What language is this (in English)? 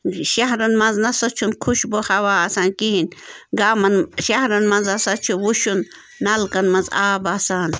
Kashmiri